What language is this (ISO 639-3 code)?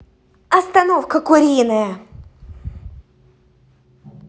rus